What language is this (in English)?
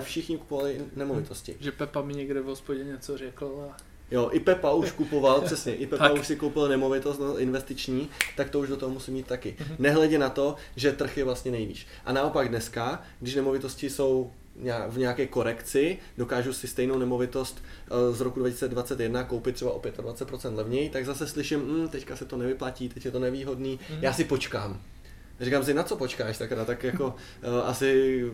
Czech